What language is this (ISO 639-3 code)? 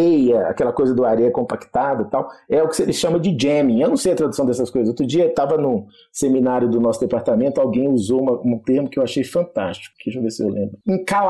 por